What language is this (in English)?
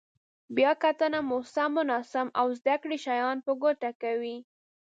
Pashto